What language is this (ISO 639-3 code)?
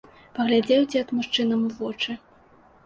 bel